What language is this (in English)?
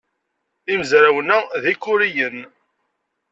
Kabyle